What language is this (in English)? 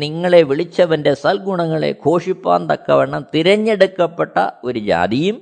Malayalam